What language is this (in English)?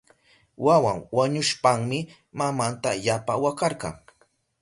Southern Pastaza Quechua